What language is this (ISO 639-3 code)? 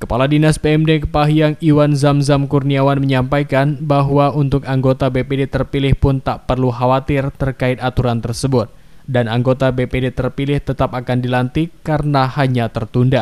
ind